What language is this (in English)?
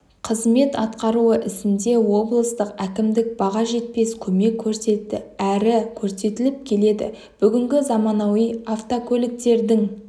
Kazakh